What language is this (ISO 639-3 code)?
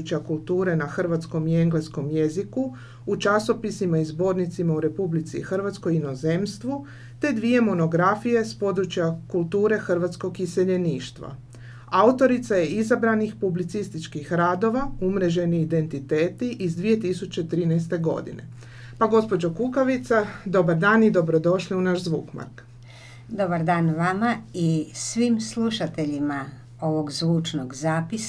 hrv